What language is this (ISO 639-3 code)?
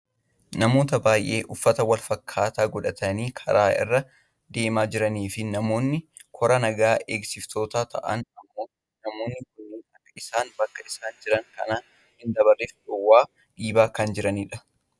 orm